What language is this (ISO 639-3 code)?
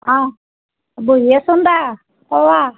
asm